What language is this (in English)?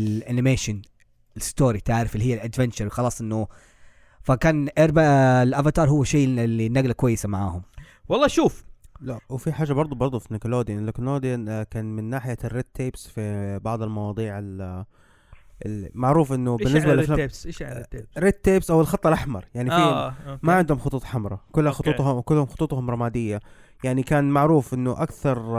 Arabic